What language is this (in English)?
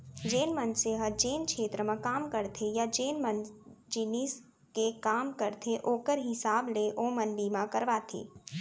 Chhattisgarhi